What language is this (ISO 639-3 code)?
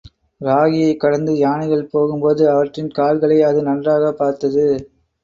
tam